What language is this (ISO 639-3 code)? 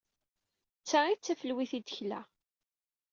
kab